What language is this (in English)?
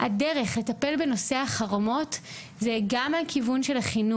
Hebrew